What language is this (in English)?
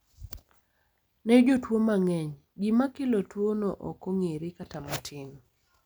Luo (Kenya and Tanzania)